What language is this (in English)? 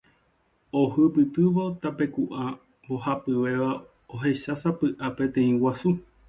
Guarani